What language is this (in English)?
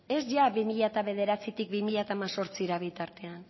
Basque